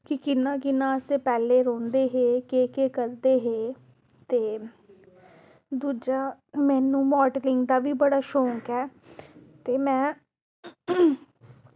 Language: Dogri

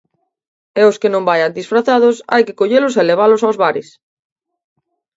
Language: Galician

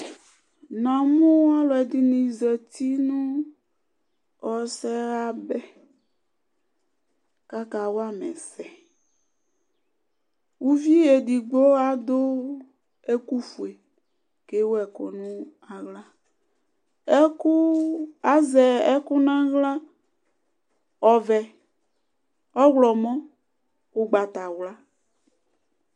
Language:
Ikposo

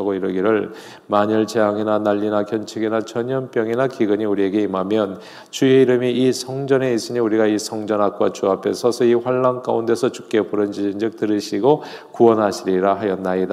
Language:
Korean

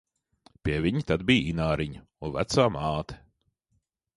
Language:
Latvian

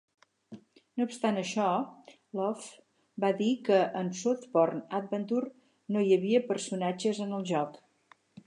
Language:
Catalan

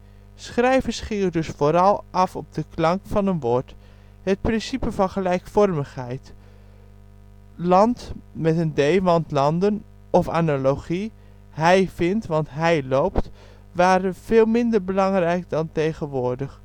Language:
Dutch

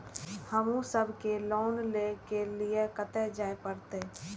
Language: Maithili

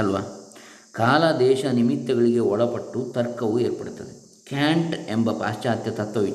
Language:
Kannada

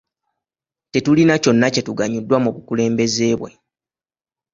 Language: Ganda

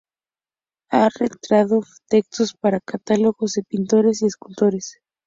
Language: Spanish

